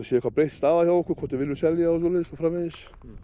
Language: Icelandic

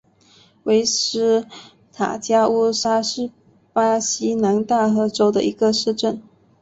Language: Chinese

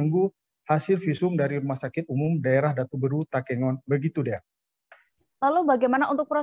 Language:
Indonesian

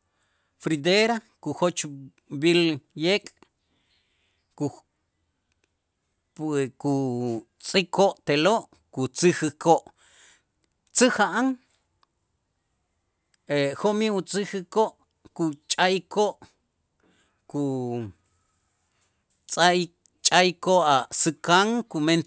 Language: Itzá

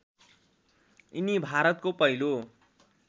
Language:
Nepali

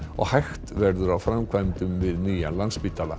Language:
Icelandic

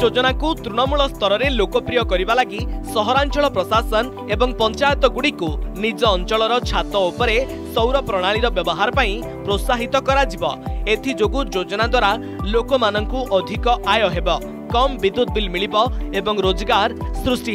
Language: Hindi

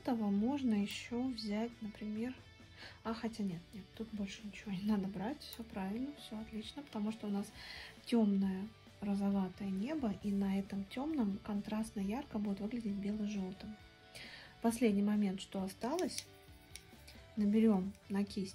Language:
Russian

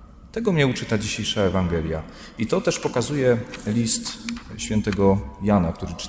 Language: Polish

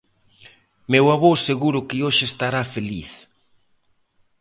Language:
Galician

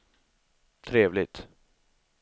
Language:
Swedish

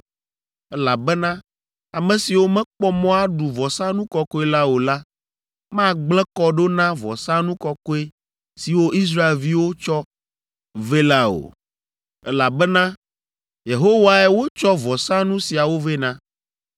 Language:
Ewe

